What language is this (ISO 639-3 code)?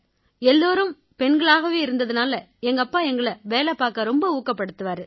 tam